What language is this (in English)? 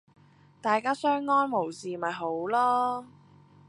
Cantonese